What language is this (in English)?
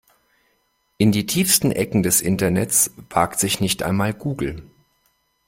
German